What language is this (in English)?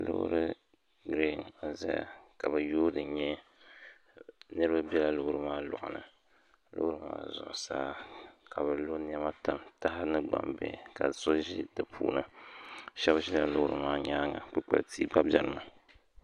Dagbani